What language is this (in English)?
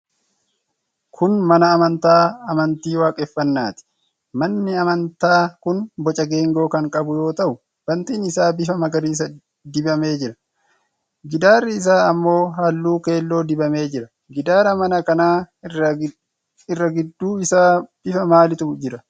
Oromo